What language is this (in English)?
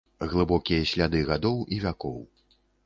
Belarusian